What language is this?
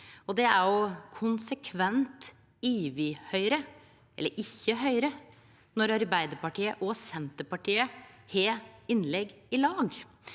Norwegian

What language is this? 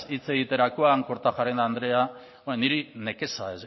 Basque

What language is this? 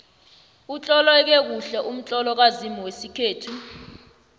South Ndebele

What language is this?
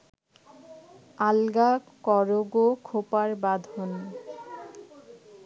Bangla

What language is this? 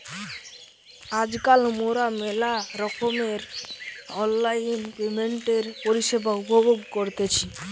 Bangla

